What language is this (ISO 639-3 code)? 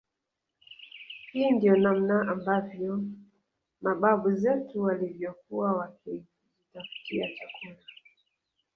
swa